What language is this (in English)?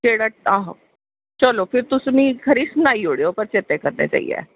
Dogri